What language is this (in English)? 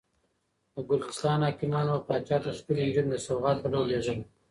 Pashto